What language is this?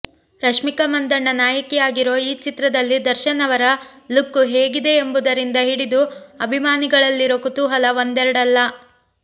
Kannada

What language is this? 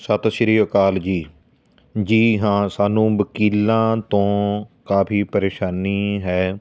Punjabi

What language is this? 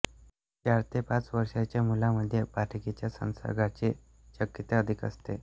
Marathi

